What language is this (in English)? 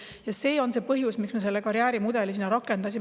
Estonian